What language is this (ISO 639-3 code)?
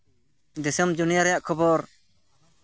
sat